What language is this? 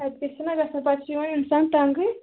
Kashmiri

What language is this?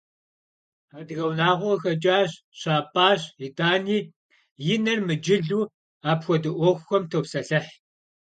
Kabardian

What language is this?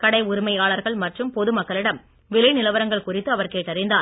Tamil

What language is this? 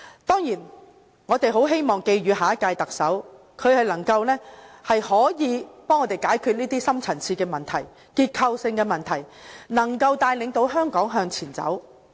Cantonese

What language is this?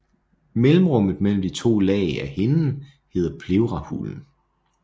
Danish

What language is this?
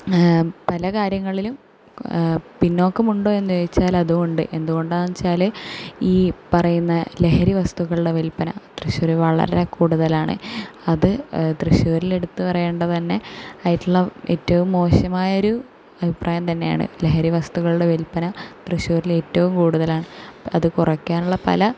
Malayalam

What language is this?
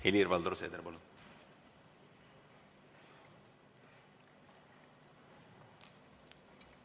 Estonian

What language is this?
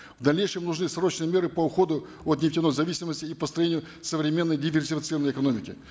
Kazakh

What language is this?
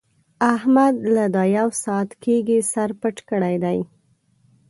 Pashto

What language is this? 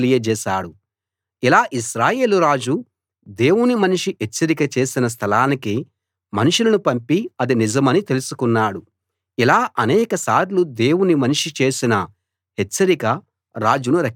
Telugu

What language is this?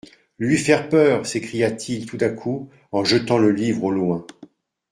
French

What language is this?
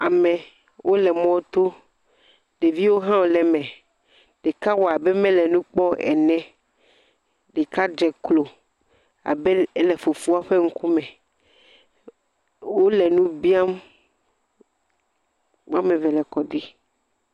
Ewe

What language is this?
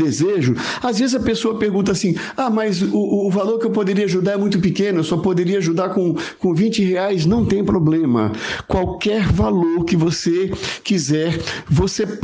Portuguese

